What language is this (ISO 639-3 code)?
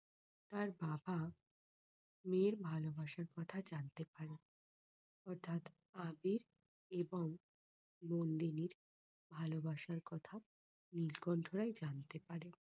ben